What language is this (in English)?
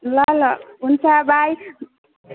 Nepali